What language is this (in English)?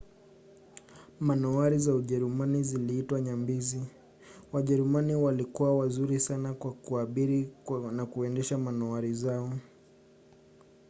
Swahili